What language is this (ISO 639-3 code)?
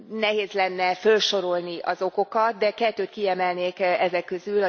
hun